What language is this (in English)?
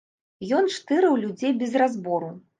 Belarusian